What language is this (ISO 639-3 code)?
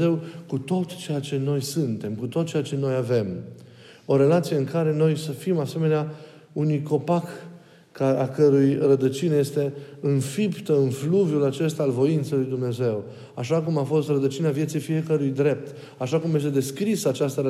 ron